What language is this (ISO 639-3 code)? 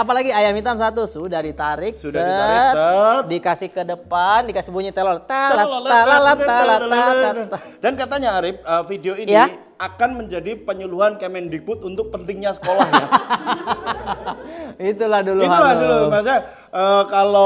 ind